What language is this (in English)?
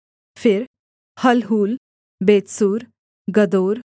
Hindi